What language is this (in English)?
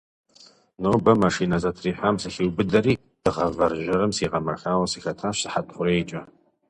Kabardian